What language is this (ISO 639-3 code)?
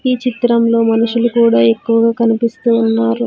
tel